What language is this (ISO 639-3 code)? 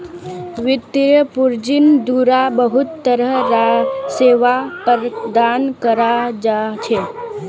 mag